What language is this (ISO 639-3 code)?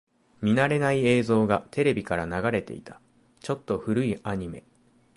jpn